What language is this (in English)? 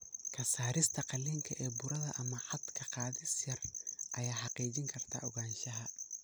Somali